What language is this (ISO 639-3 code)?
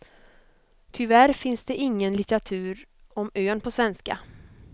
swe